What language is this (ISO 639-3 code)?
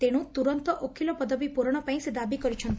ori